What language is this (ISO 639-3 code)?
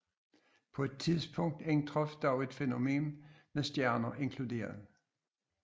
dan